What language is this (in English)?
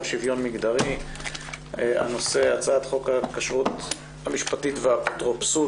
Hebrew